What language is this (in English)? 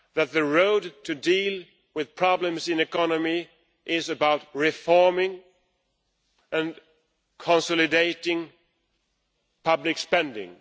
English